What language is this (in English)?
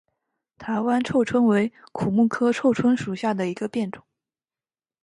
Chinese